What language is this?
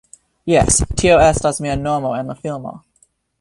Esperanto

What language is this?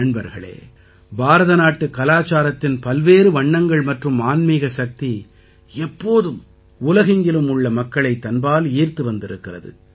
Tamil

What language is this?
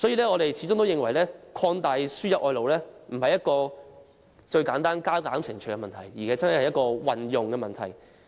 Cantonese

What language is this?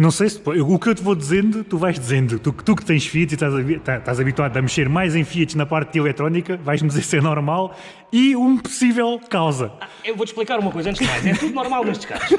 Portuguese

